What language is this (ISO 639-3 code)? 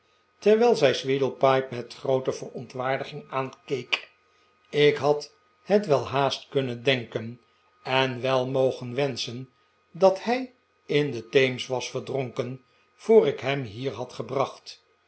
nld